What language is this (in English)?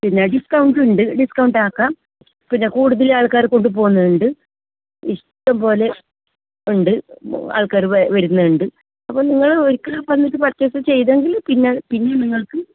Malayalam